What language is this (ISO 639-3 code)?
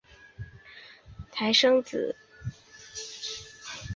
zho